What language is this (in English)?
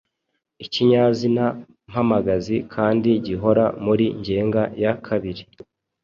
Kinyarwanda